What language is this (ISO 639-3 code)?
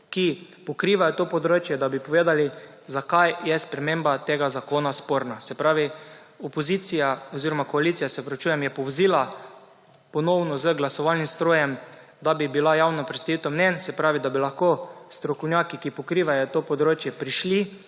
slv